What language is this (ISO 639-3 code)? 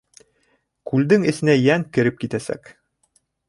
bak